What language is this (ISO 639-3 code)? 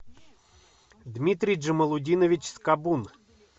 rus